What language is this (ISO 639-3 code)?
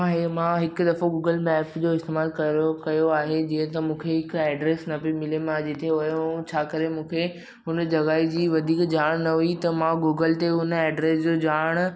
snd